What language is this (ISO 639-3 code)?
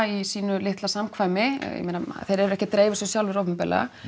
isl